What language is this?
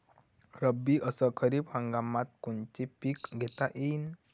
Marathi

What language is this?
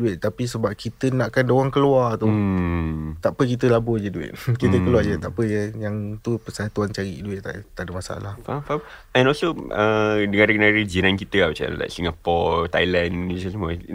Malay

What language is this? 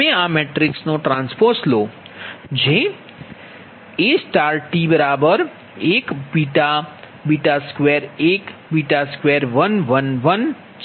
Gujarati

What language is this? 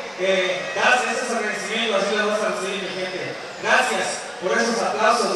Spanish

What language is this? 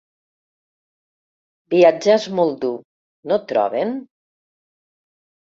Catalan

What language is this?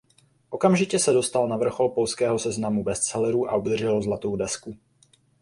Czech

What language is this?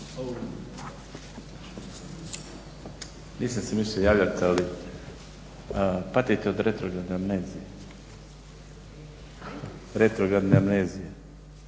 Croatian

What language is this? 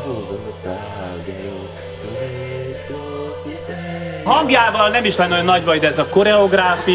Hungarian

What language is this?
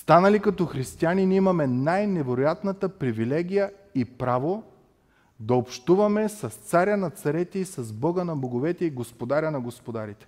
Bulgarian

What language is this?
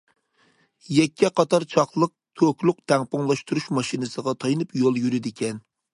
Uyghur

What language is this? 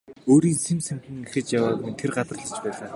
Mongolian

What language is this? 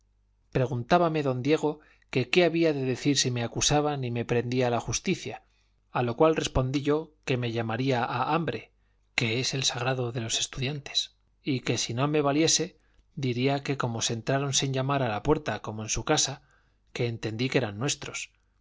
Spanish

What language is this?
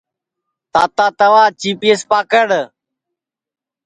Sansi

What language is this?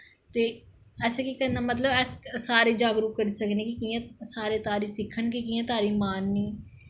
Dogri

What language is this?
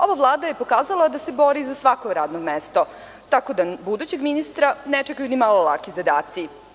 Serbian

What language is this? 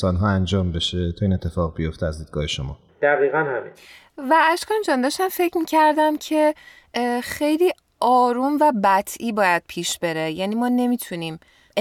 Persian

